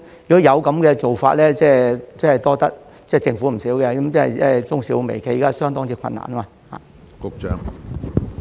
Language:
Cantonese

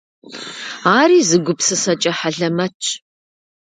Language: Kabardian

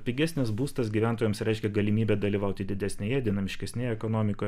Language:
Lithuanian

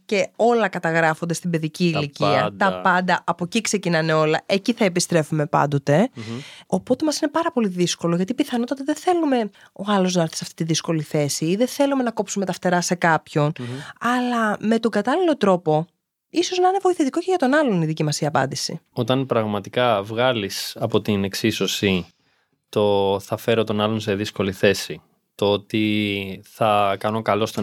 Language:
Greek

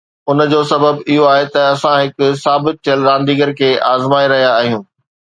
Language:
Sindhi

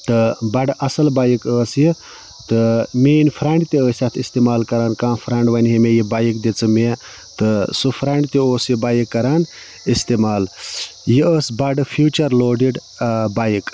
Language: Kashmiri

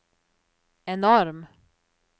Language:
Norwegian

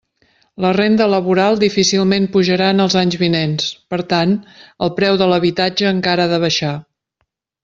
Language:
Catalan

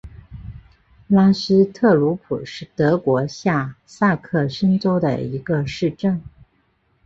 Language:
Chinese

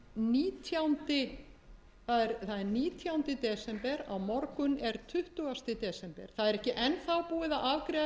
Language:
Icelandic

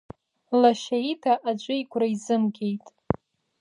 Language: Abkhazian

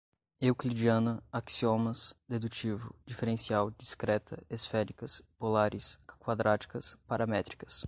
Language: Portuguese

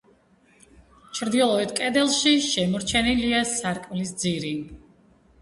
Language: Georgian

